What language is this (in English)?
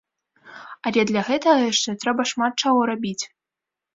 Belarusian